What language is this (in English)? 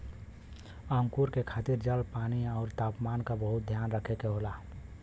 Bhojpuri